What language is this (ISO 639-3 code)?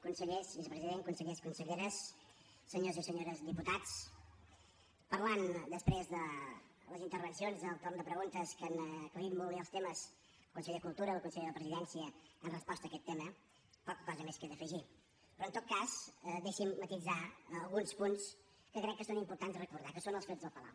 cat